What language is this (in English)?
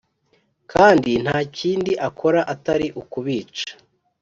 Kinyarwanda